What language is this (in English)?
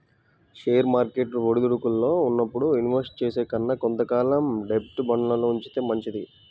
Telugu